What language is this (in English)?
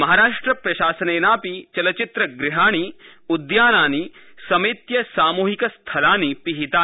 Sanskrit